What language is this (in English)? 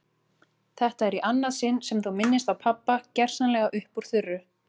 Icelandic